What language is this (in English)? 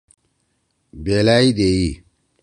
Torwali